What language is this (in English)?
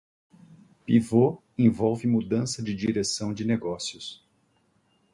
Portuguese